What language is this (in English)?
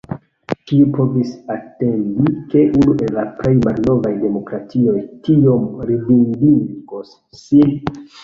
Esperanto